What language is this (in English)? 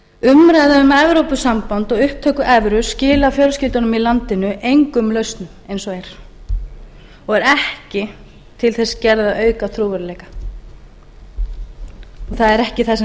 Icelandic